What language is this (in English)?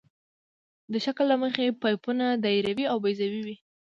Pashto